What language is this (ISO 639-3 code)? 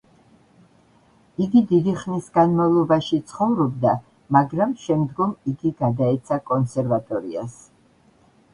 kat